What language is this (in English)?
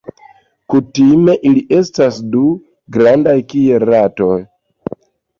Esperanto